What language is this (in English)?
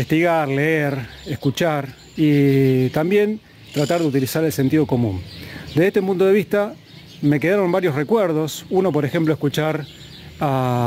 Spanish